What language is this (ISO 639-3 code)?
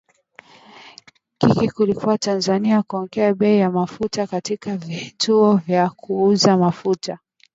swa